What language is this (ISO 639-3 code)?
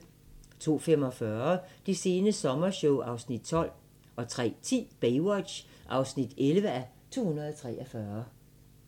dan